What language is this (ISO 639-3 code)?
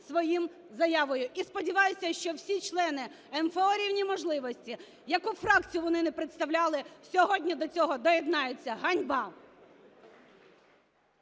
ukr